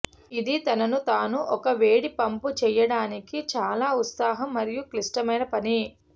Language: Telugu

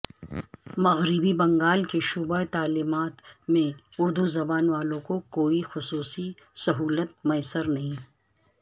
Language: Urdu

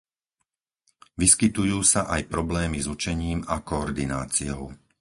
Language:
Slovak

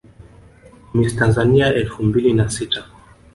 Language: Swahili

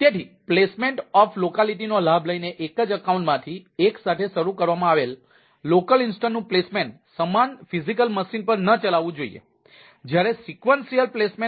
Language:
Gujarati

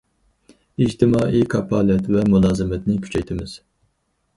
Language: Uyghur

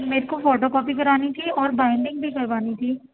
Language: Urdu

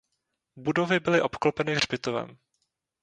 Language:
Czech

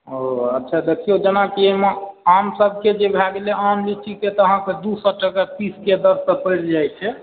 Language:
Maithili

